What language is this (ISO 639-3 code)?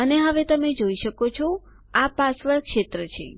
guj